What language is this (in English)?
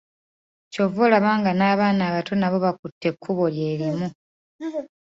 Ganda